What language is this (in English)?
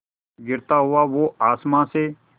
Hindi